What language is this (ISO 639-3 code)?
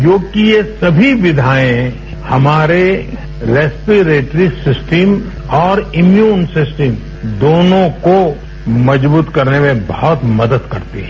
hin